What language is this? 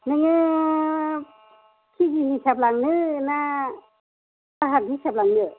Bodo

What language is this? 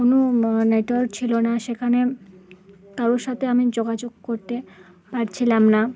Bangla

